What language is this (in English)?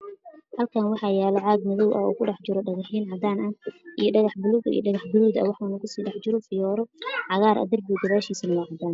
Somali